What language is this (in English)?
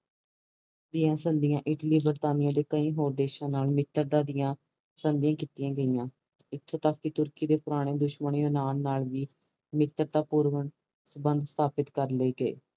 Punjabi